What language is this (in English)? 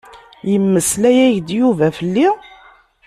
Kabyle